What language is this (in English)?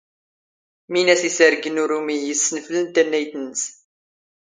Standard Moroccan Tamazight